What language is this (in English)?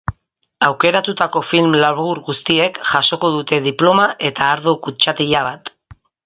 Basque